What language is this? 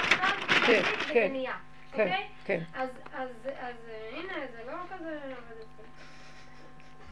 Hebrew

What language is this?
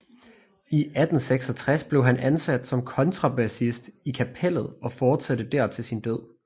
Danish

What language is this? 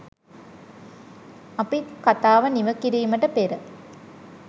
Sinhala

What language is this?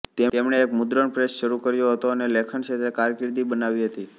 Gujarati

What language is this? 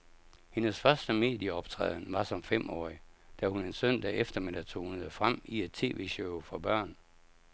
Danish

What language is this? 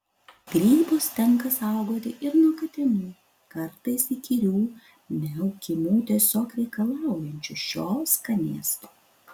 Lithuanian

